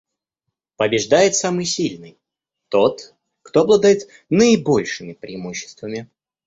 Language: Russian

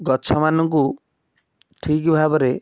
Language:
Odia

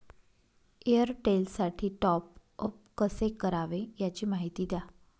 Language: Marathi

